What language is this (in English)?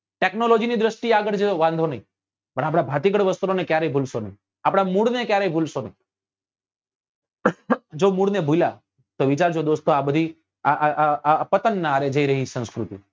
Gujarati